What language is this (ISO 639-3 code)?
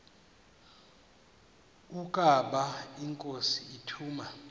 xho